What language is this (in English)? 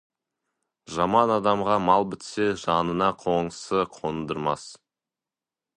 Kazakh